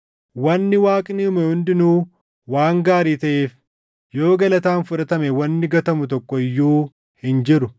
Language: Oromo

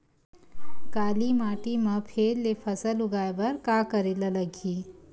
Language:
Chhattisgarhi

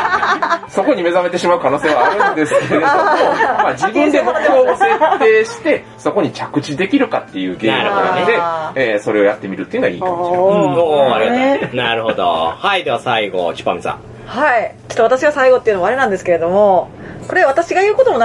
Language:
Japanese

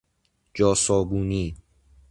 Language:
Persian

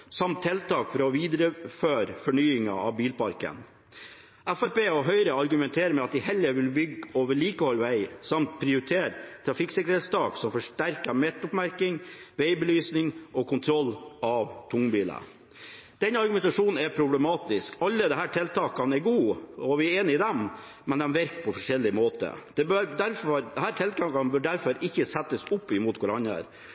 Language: Norwegian Bokmål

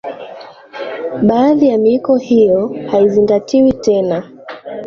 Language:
Swahili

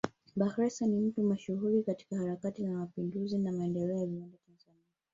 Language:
Swahili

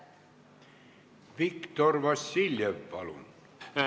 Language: Estonian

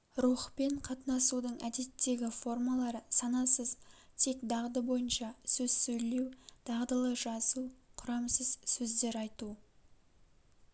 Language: Kazakh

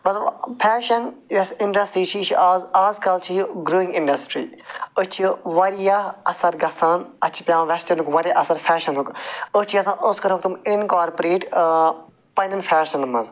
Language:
Kashmiri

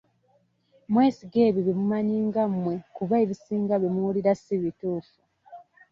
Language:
Ganda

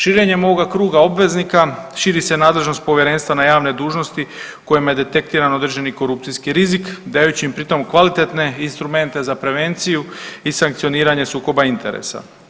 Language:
Croatian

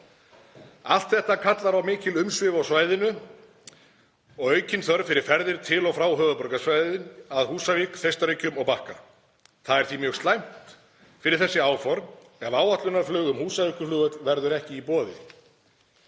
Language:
Icelandic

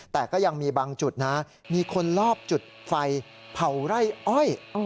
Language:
Thai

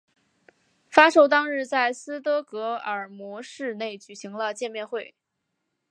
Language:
Chinese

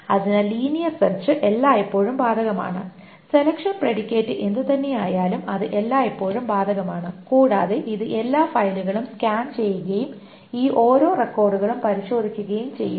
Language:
Malayalam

